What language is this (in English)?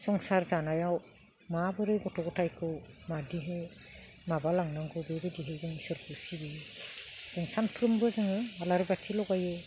Bodo